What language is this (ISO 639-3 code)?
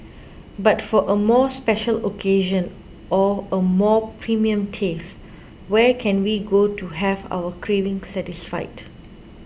eng